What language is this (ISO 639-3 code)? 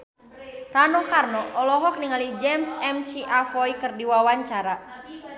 sun